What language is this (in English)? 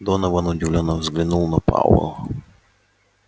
Russian